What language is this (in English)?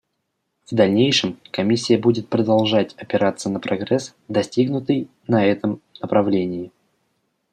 Russian